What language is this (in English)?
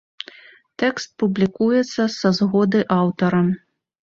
Belarusian